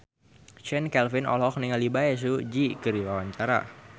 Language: Sundanese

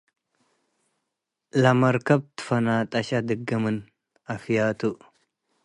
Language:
Tigre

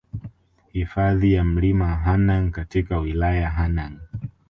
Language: Swahili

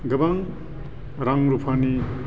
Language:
Bodo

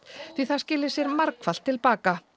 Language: Icelandic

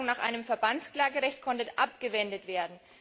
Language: German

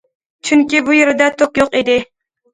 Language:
Uyghur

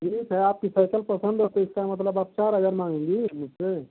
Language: Hindi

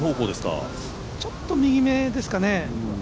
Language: Japanese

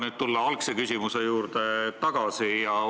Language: Estonian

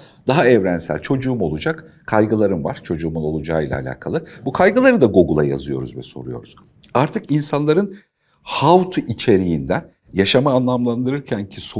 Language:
Turkish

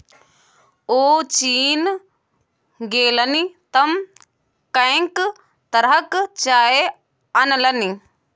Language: Maithili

